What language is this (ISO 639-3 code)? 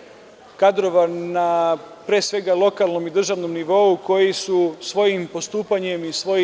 srp